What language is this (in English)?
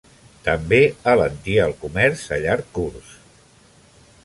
Catalan